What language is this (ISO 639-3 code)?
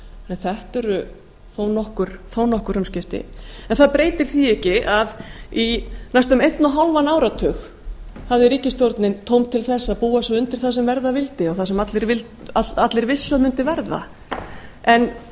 isl